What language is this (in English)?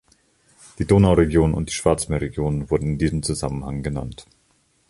German